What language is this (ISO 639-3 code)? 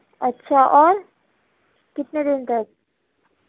urd